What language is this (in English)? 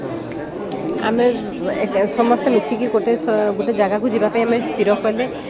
Odia